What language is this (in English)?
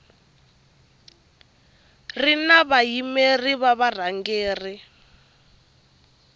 Tsonga